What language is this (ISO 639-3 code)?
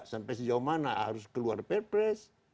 ind